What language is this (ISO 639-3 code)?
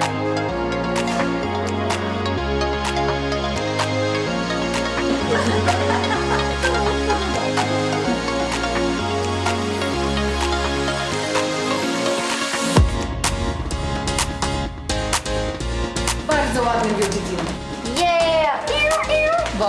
pol